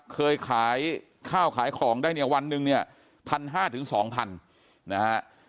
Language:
Thai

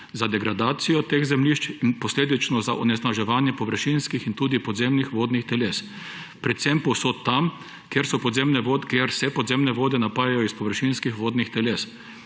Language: Slovenian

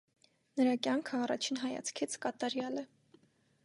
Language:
Armenian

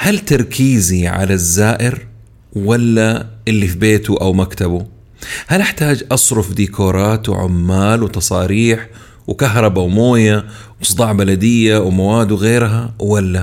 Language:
Arabic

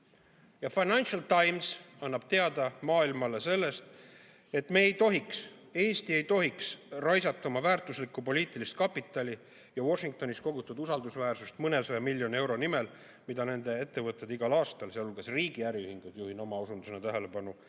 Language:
Estonian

